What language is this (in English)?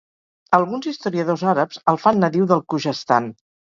Catalan